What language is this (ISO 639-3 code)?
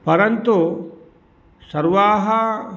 san